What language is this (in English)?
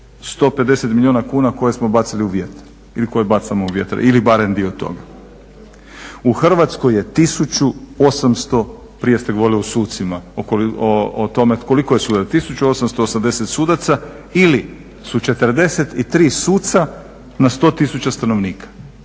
Croatian